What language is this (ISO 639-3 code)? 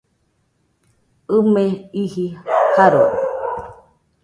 hux